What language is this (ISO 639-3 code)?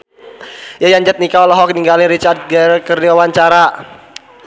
sun